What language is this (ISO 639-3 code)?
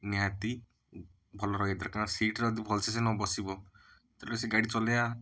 ori